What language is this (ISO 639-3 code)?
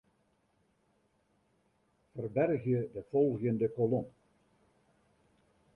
fry